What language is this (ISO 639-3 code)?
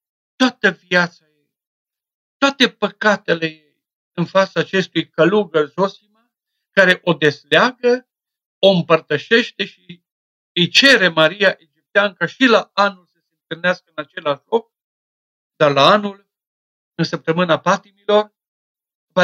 ron